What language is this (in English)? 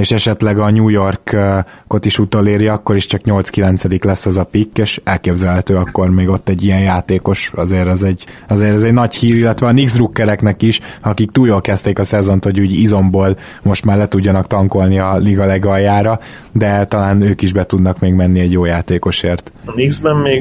Hungarian